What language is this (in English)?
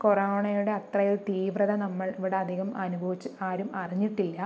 Malayalam